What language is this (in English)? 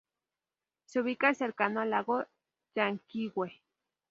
Spanish